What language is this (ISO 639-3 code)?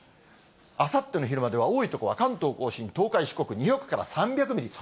jpn